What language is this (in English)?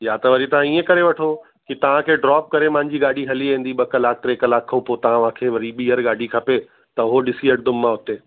Sindhi